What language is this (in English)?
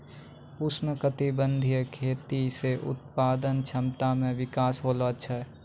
Maithili